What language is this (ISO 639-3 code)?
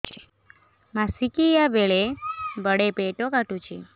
ori